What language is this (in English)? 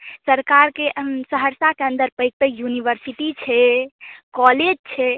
Maithili